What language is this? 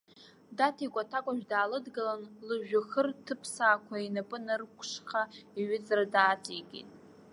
Abkhazian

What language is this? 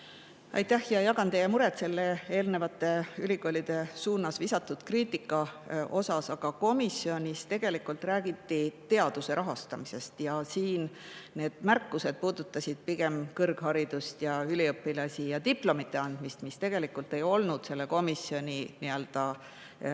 Estonian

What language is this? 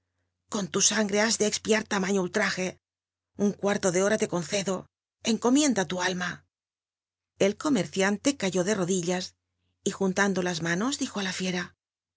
Spanish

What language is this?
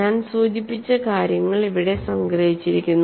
Malayalam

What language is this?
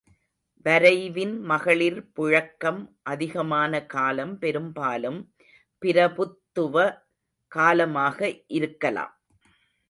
Tamil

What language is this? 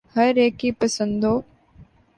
Urdu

